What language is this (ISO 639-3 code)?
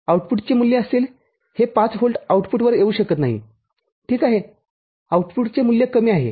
mar